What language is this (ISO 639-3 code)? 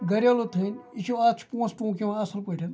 kas